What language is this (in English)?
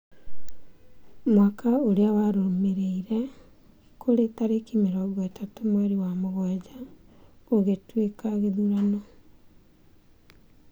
Kikuyu